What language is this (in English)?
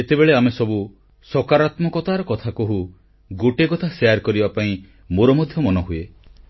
Odia